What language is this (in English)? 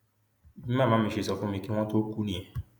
Yoruba